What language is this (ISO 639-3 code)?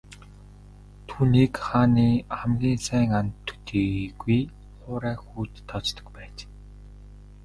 mon